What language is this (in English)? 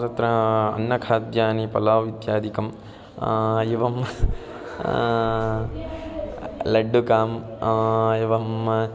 Sanskrit